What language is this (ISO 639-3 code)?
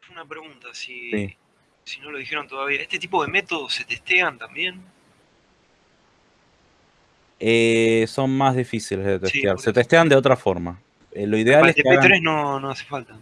spa